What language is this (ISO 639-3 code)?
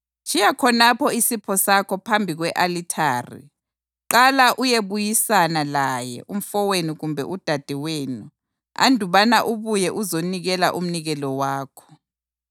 nde